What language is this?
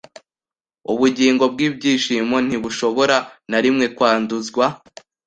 Kinyarwanda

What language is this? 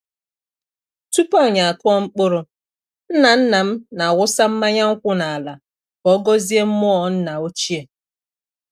Igbo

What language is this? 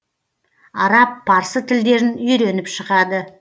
Kazakh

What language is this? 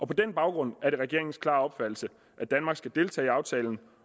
Danish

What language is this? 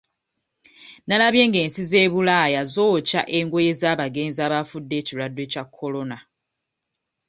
Ganda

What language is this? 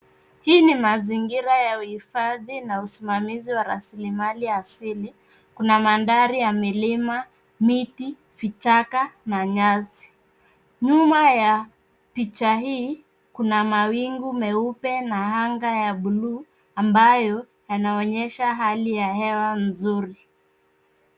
Swahili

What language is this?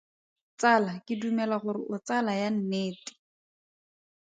Tswana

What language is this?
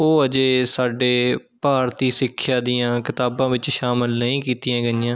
Punjabi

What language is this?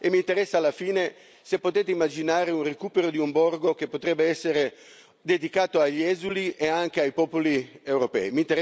Italian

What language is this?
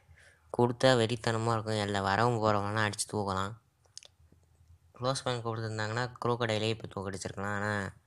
Romanian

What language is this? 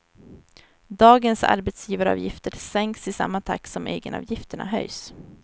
Swedish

